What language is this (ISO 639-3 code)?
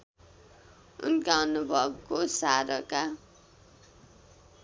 nep